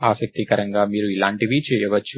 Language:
Telugu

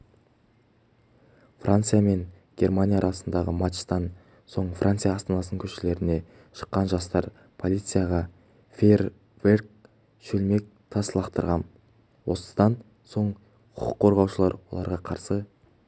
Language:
Kazakh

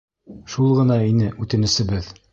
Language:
Bashkir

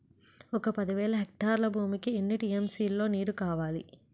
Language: Telugu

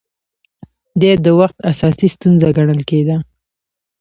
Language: Pashto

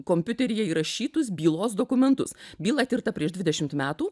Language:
Lithuanian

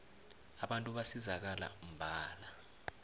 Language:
South Ndebele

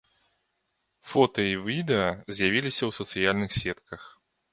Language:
Belarusian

